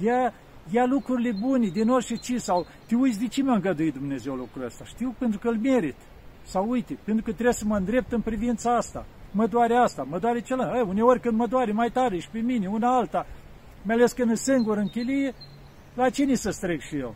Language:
Romanian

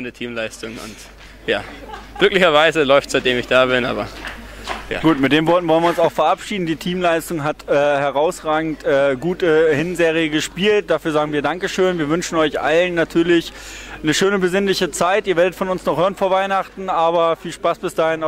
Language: German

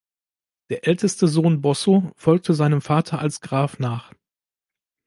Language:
German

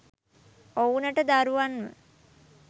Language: Sinhala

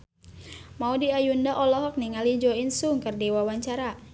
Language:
Sundanese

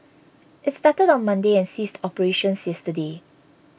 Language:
English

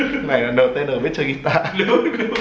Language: Vietnamese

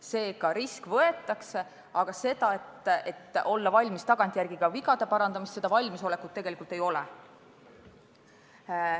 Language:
Estonian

